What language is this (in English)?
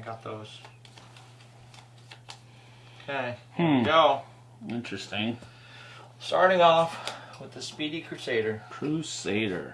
English